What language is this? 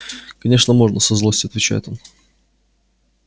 Russian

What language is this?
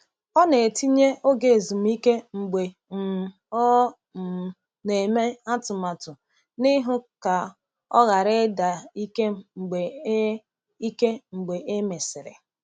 Igbo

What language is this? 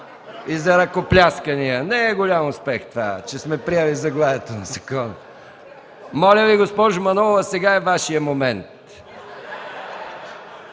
Bulgarian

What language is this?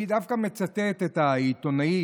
Hebrew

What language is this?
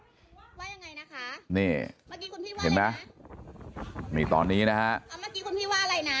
Thai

